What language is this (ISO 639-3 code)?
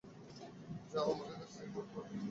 ben